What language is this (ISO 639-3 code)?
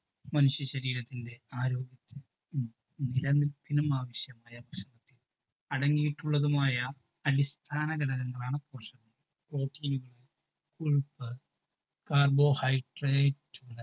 mal